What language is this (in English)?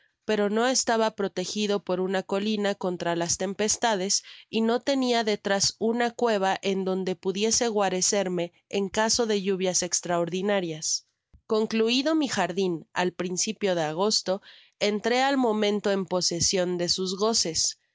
Spanish